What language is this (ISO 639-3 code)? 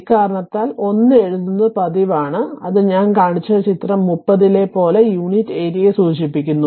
mal